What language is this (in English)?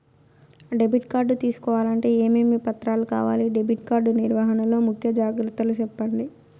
Telugu